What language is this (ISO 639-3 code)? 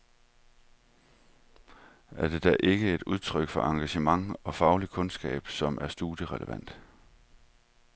dan